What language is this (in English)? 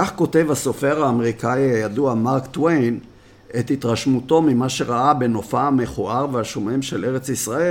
Hebrew